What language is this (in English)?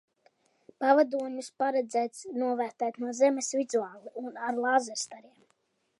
Latvian